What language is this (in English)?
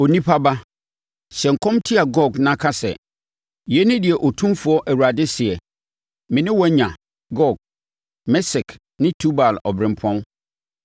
Akan